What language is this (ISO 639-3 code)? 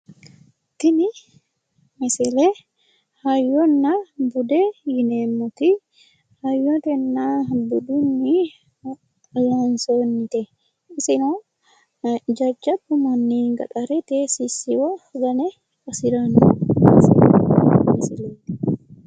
sid